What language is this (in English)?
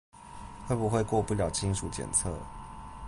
Chinese